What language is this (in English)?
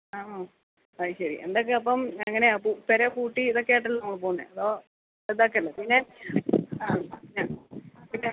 Malayalam